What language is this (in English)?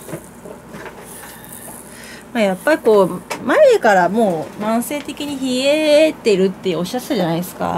Japanese